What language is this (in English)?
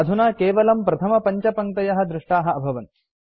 Sanskrit